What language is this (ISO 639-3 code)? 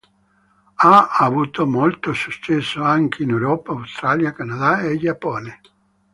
ita